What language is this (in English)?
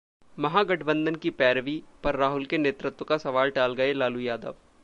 Hindi